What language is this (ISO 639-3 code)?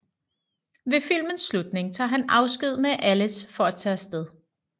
dan